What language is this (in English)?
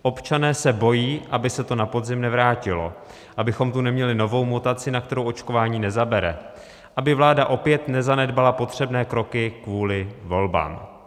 Czech